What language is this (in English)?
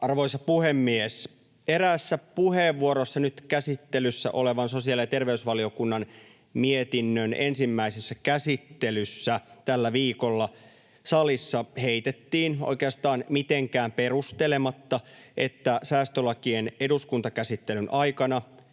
Finnish